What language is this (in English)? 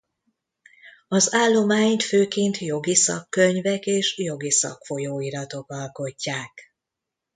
Hungarian